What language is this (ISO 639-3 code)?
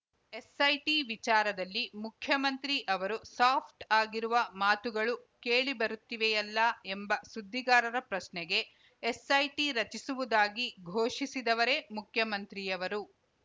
kan